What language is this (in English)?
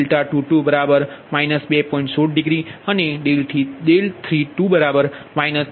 Gujarati